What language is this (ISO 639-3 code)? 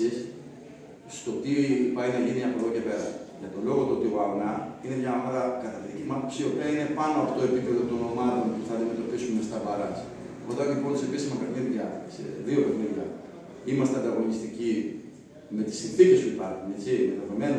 ell